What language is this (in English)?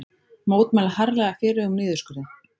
Icelandic